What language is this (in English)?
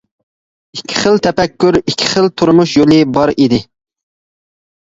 Uyghur